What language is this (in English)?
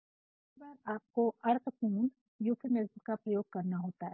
Hindi